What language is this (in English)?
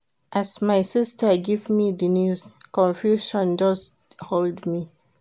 Nigerian Pidgin